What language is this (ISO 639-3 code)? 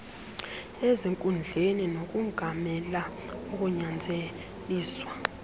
xho